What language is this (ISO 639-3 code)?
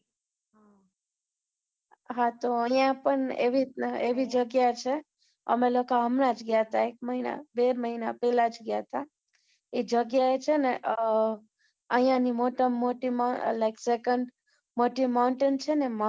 guj